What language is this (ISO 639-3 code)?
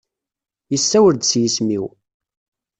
kab